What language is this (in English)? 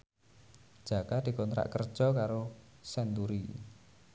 Javanese